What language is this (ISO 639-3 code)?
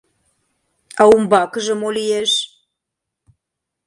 chm